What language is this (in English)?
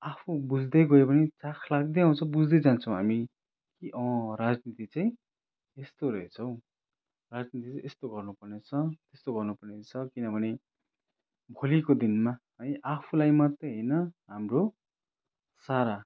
Nepali